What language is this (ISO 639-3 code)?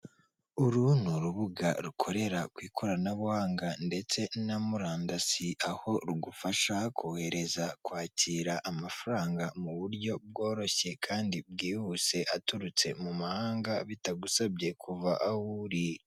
kin